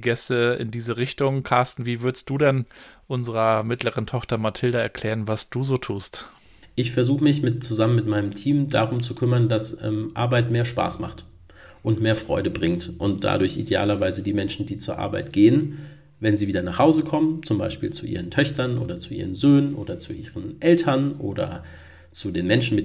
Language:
German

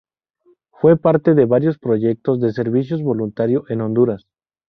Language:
Spanish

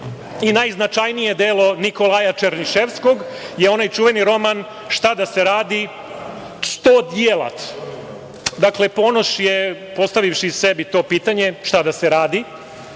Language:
Serbian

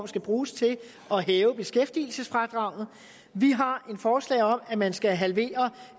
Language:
Danish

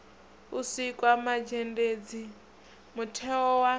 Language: Venda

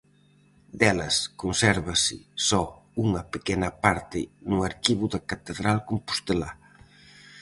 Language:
Galician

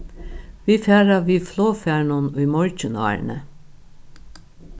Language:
Faroese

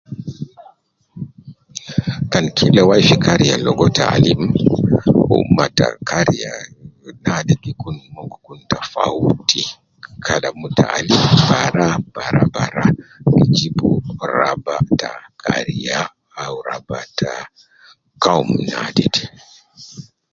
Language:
Nubi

